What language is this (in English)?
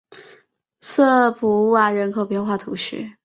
Chinese